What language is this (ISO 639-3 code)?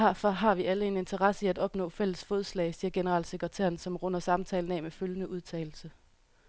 dan